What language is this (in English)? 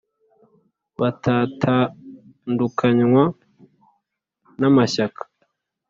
Kinyarwanda